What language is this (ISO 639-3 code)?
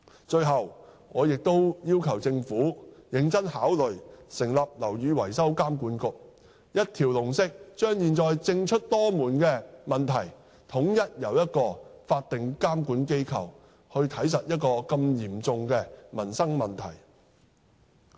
yue